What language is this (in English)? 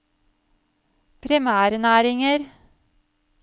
Norwegian